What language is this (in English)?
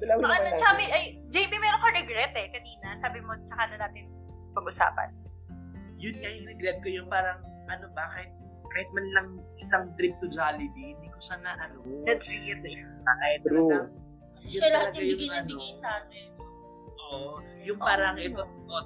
Filipino